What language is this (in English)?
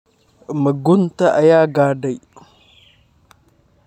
Somali